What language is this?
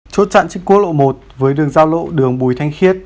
Vietnamese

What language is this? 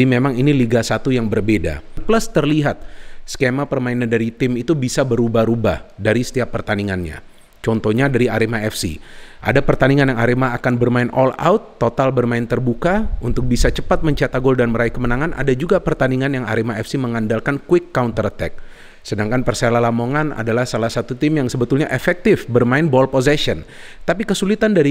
Indonesian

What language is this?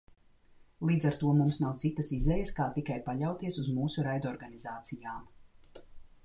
Latvian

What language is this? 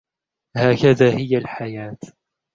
Arabic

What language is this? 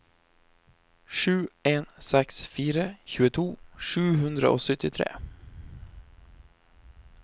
Norwegian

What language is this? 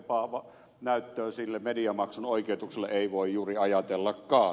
Finnish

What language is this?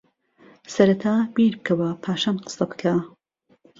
Central Kurdish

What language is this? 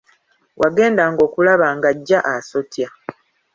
Ganda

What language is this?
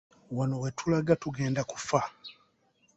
Ganda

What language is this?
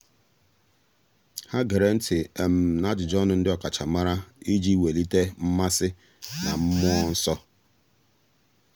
Igbo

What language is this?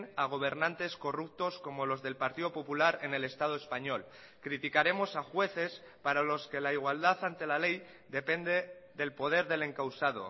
Spanish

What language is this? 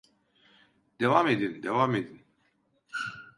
Turkish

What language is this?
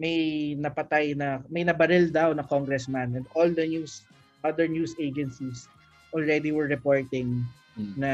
Filipino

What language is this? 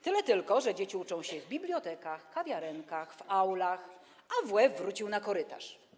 Polish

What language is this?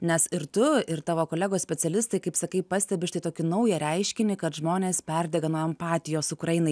Lithuanian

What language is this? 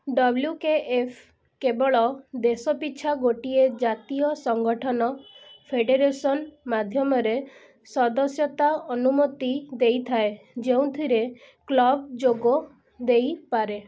Odia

